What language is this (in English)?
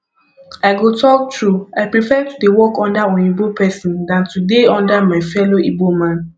Nigerian Pidgin